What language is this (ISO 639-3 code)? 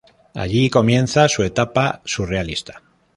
spa